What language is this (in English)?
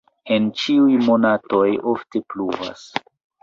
Esperanto